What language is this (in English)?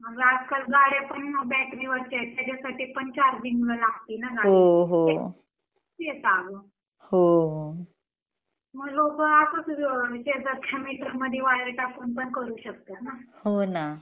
Marathi